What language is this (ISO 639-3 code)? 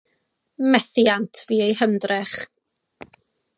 cym